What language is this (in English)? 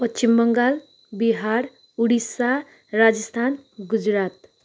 Nepali